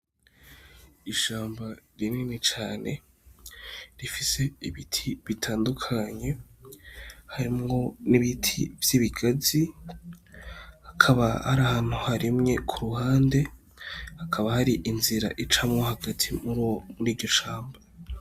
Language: Rundi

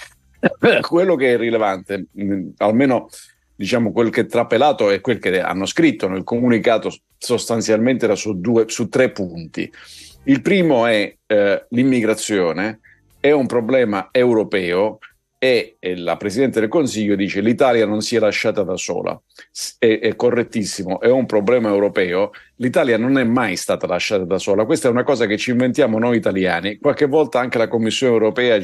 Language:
Italian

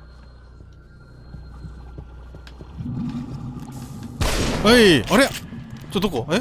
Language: Japanese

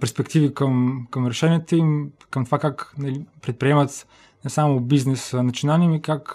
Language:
Bulgarian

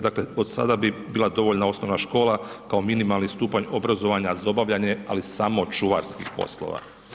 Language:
Croatian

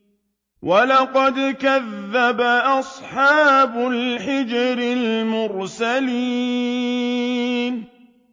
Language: Arabic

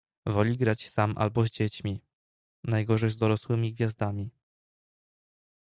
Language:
Polish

